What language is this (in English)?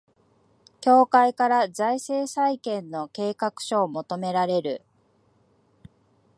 Japanese